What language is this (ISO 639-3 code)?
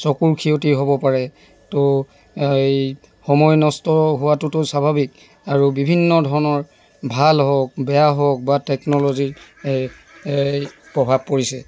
asm